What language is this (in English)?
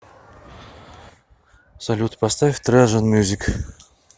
Russian